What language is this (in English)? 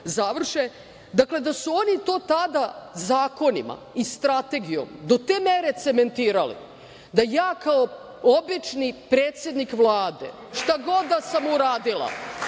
Serbian